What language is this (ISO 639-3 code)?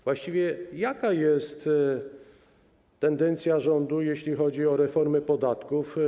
pol